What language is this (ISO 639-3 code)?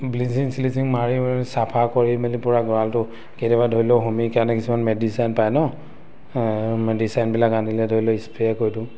asm